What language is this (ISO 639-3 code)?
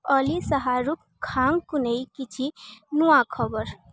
ori